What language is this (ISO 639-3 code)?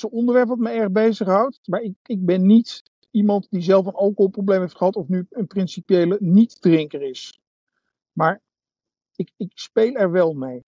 nld